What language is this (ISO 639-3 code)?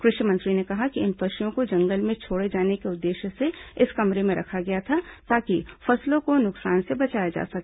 hin